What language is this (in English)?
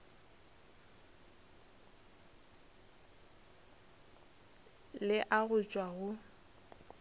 Northern Sotho